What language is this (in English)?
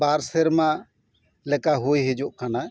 Santali